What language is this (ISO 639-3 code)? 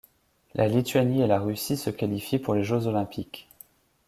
fra